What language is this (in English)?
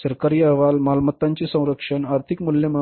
Marathi